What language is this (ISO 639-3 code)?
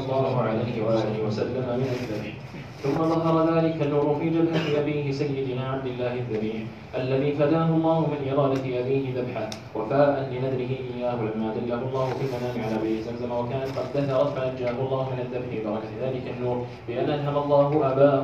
ara